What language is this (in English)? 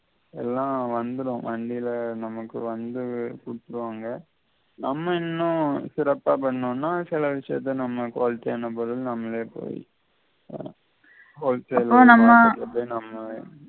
Tamil